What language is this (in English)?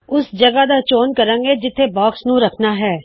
Punjabi